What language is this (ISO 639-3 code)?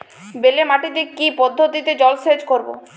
ben